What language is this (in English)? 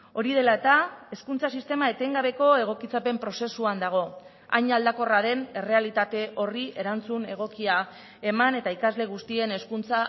Basque